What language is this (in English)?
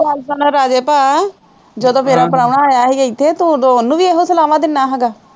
Punjabi